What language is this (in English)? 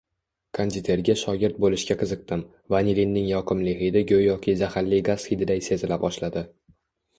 Uzbek